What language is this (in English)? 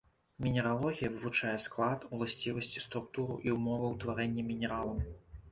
Belarusian